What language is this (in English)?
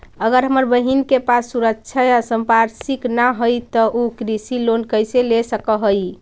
Magahi